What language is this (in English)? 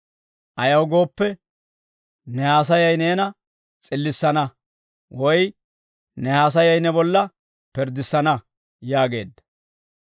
Dawro